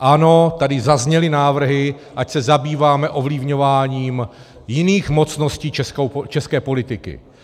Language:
Czech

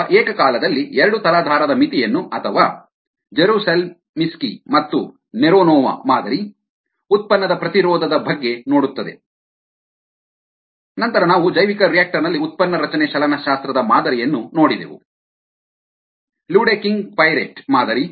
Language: Kannada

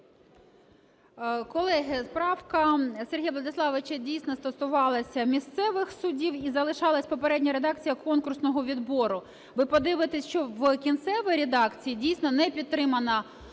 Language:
Ukrainian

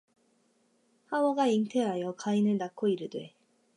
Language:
Korean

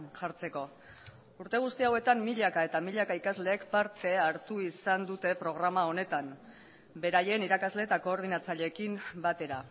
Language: Basque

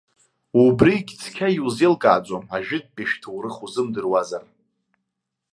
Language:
Abkhazian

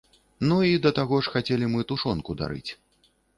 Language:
Belarusian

